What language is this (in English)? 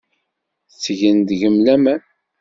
Kabyle